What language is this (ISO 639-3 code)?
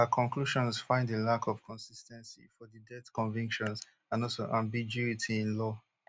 pcm